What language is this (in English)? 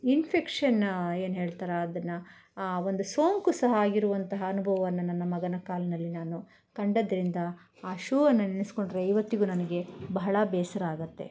Kannada